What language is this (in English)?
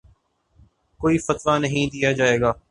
Urdu